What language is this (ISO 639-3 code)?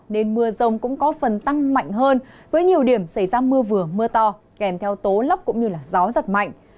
vie